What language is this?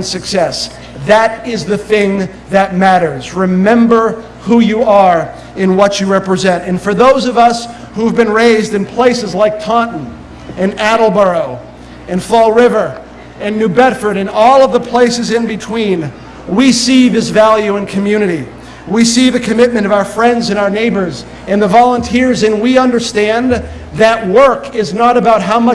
English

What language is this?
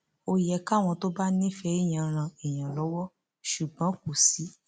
Yoruba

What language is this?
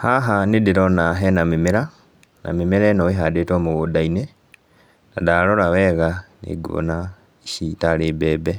Kikuyu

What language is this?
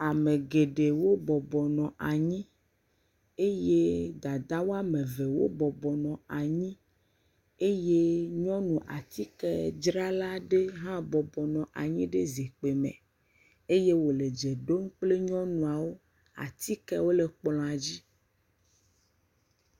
Ewe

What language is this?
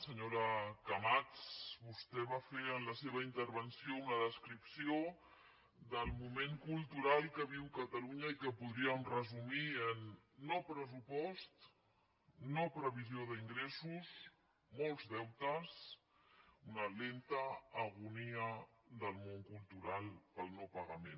Catalan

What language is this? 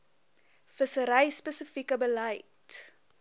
Afrikaans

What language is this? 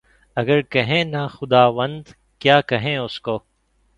Urdu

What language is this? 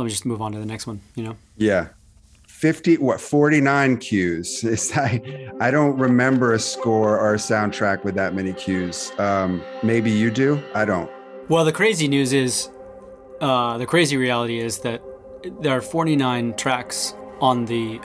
English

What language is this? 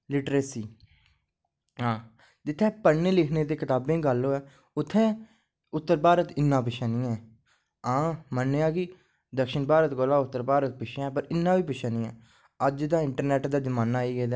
Dogri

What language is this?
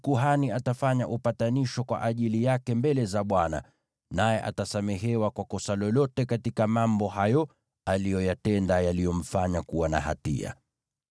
Swahili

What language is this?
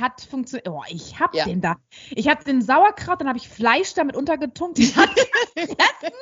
German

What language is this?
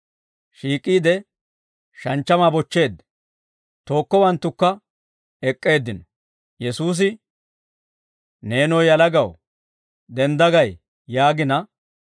Dawro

